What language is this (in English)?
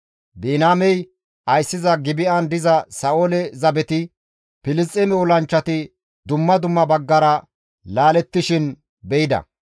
Gamo